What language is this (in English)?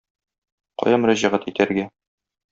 Tatar